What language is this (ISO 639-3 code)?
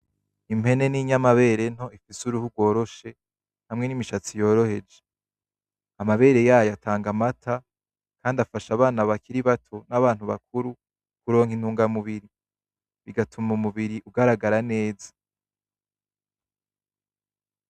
run